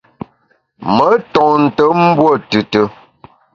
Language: Bamun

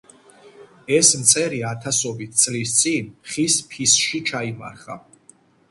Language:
Georgian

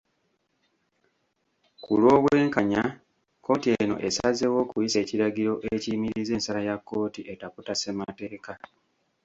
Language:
Ganda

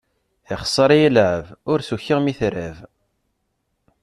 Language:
Kabyle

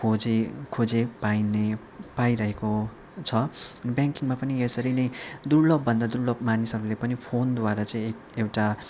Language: Nepali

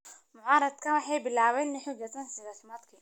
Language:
Somali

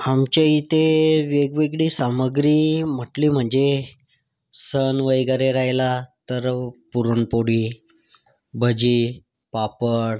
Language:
Marathi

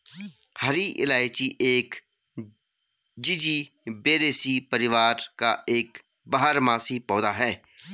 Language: Hindi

